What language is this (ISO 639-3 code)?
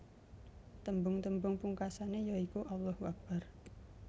jav